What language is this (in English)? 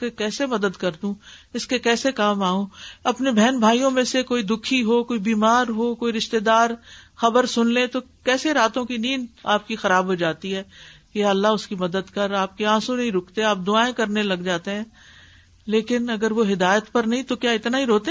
Urdu